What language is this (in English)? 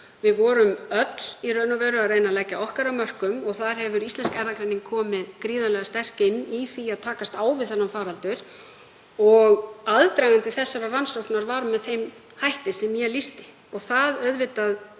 Icelandic